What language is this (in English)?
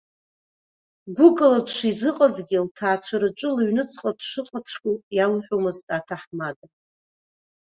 Abkhazian